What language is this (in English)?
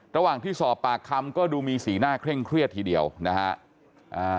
Thai